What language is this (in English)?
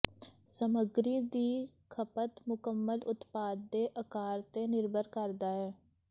Punjabi